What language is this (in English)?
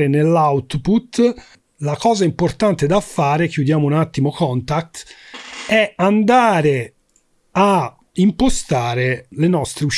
Italian